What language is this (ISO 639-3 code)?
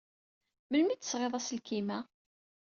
kab